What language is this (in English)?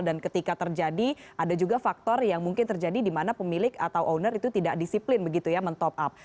Indonesian